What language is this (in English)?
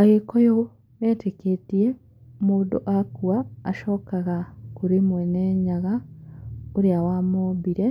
Kikuyu